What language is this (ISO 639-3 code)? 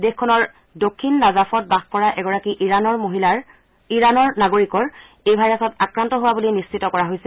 asm